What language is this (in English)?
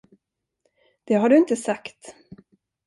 Swedish